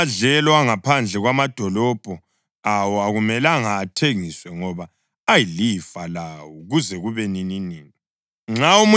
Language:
North Ndebele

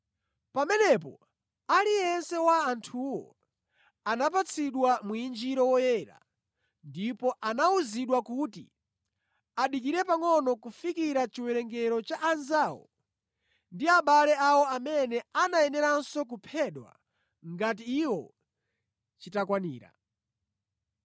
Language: Nyanja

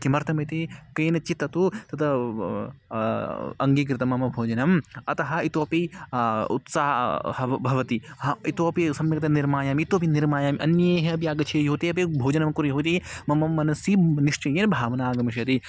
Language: Sanskrit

